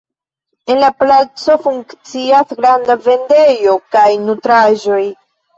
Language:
Esperanto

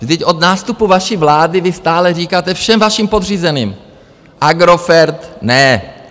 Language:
Czech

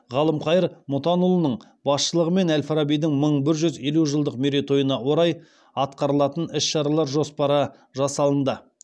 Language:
Kazakh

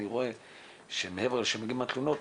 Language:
Hebrew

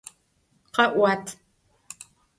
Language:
Adyghe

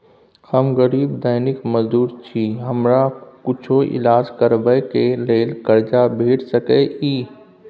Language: Maithili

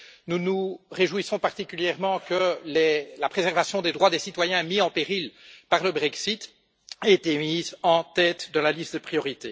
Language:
French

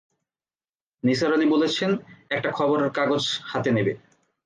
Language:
Bangla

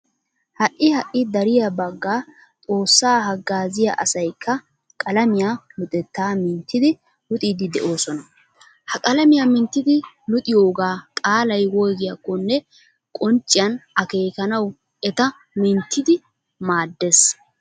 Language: Wolaytta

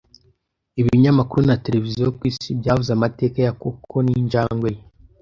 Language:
Kinyarwanda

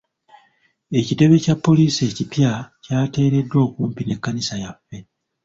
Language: Ganda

